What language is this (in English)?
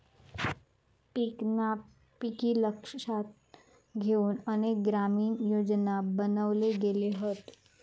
Marathi